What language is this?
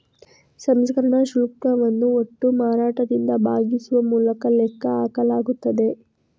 Kannada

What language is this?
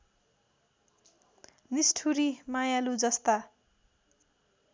Nepali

